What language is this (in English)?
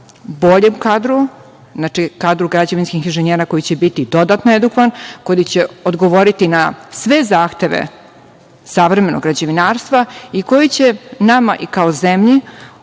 Serbian